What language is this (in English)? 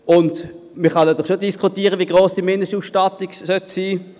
Swiss German